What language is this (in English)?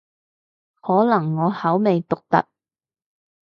Cantonese